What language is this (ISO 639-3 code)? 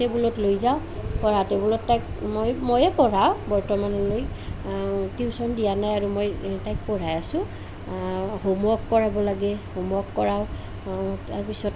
asm